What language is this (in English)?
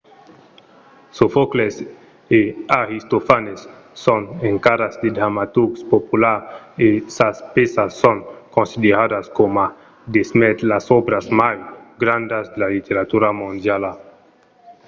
Occitan